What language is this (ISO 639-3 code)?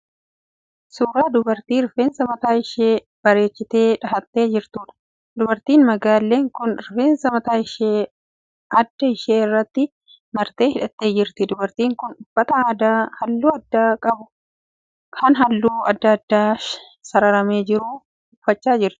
orm